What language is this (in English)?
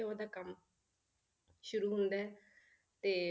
Punjabi